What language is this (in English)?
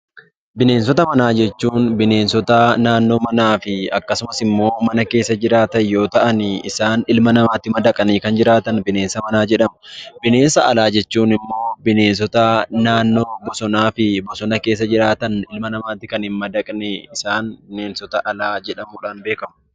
Oromo